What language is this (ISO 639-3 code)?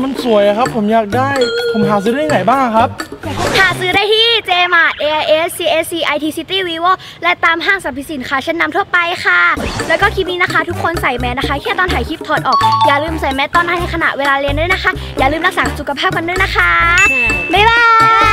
tha